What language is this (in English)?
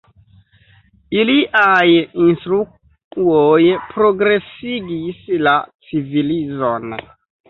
Esperanto